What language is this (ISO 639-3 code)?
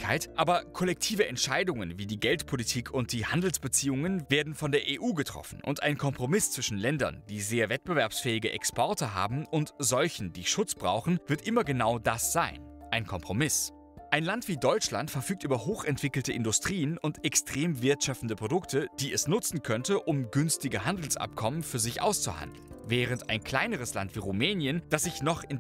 deu